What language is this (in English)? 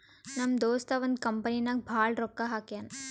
Kannada